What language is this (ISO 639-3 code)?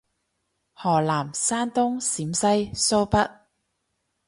yue